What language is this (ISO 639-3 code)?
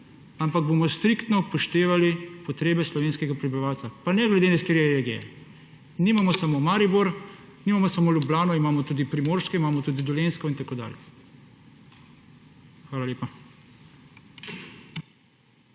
slv